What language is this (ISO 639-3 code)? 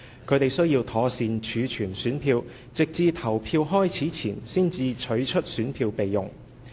yue